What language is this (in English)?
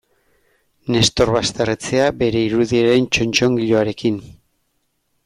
Basque